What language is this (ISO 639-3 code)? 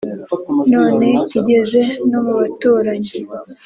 kin